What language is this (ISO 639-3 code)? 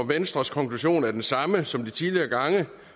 dan